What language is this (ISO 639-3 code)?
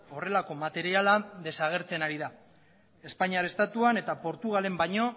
eus